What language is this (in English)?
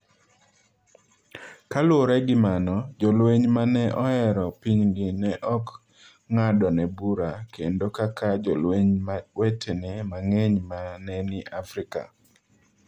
Luo (Kenya and Tanzania)